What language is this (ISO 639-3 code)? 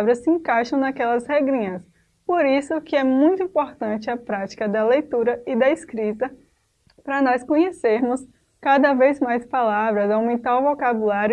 por